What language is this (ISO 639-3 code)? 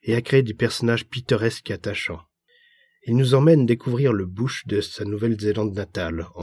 fra